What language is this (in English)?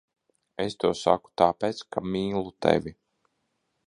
Latvian